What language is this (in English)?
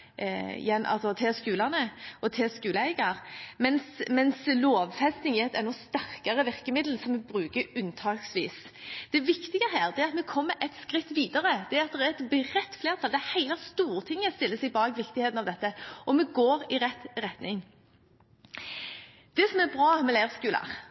Norwegian Bokmål